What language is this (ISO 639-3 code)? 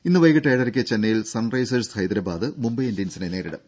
mal